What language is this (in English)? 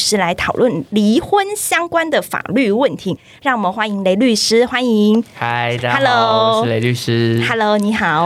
Chinese